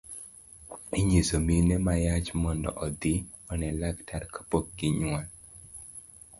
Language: Luo (Kenya and Tanzania)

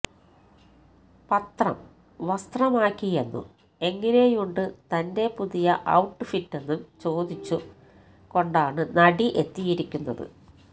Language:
Malayalam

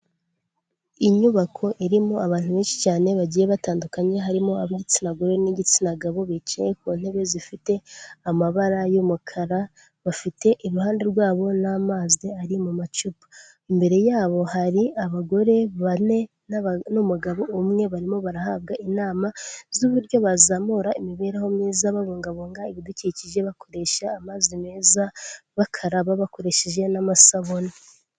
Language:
Kinyarwanda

